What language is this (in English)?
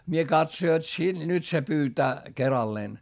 Finnish